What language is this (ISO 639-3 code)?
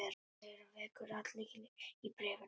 isl